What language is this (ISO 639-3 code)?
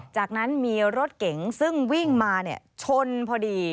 tha